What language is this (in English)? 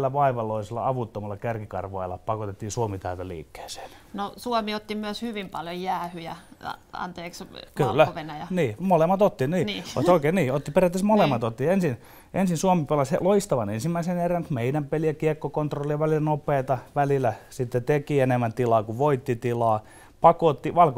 Finnish